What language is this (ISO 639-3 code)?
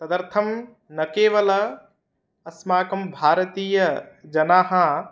san